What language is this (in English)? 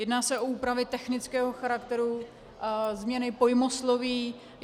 Czech